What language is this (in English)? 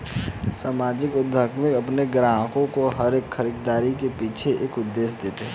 Hindi